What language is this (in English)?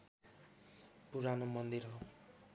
Nepali